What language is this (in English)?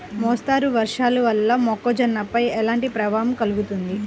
Telugu